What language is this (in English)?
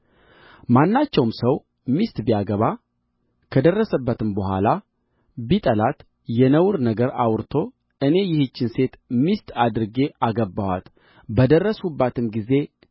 Amharic